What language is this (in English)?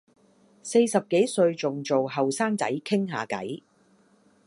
Cantonese